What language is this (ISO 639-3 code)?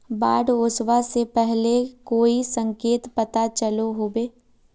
mag